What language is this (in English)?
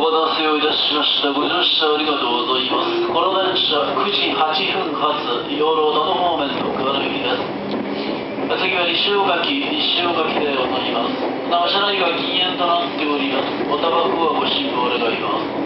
Japanese